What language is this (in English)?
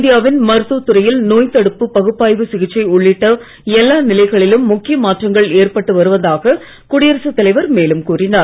Tamil